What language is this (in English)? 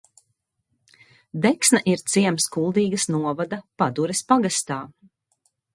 Latvian